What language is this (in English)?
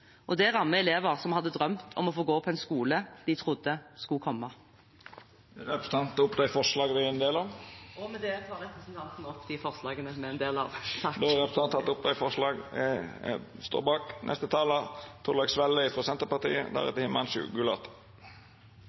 Norwegian